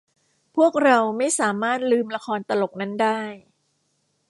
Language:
Thai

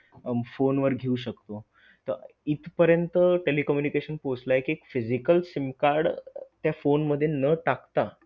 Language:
Marathi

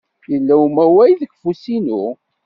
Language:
Kabyle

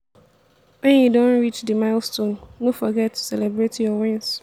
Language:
Nigerian Pidgin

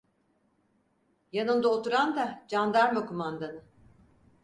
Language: Turkish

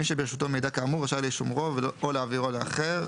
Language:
Hebrew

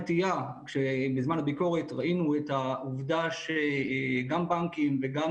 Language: Hebrew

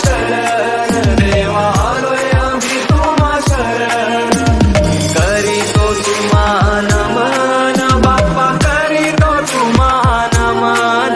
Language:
Hindi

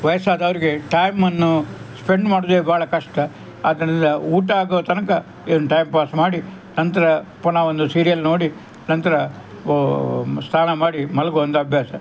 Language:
Kannada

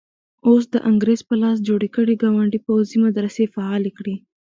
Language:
Pashto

